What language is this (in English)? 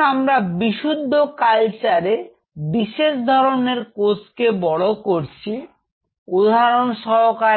Bangla